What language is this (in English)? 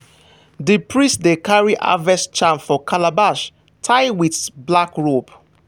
Nigerian Pidgin